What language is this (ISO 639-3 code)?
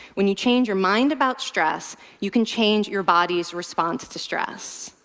eng